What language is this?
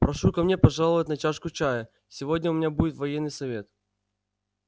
Russian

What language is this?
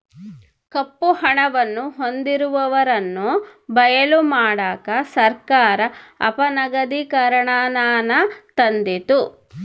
Kannada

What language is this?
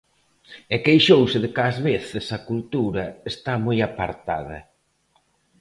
Galician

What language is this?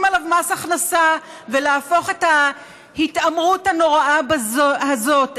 Hebrew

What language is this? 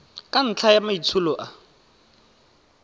Tswana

